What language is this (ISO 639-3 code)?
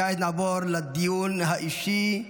heb